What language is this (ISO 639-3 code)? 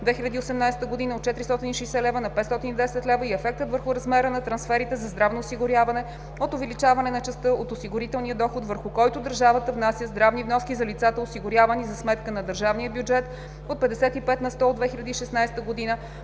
bul